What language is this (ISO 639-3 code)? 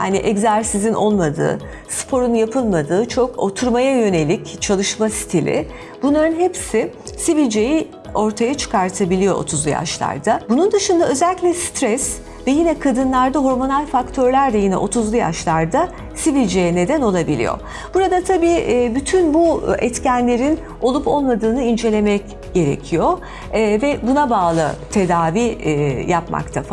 tur